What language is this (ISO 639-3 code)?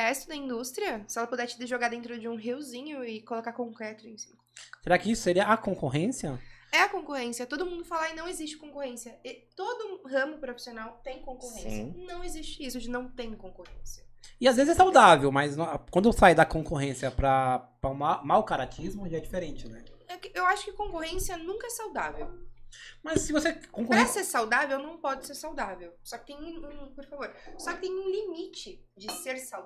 por